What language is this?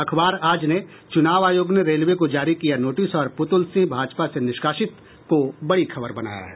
Hindi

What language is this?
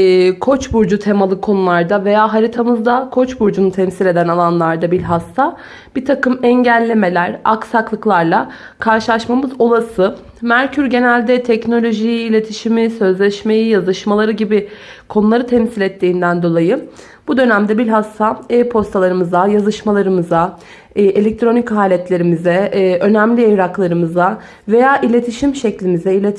Turkish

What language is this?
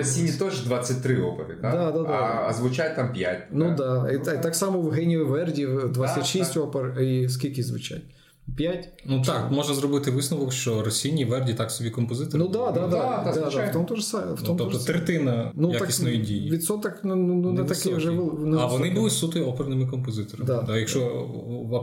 Ukrainian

